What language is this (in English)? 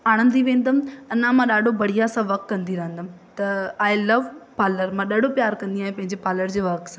Sindhi